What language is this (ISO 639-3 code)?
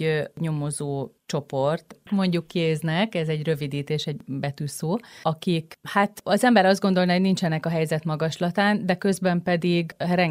hun